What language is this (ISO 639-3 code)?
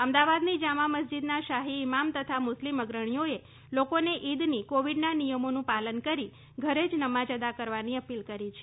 guj